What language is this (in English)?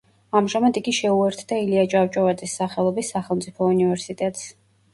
Georgian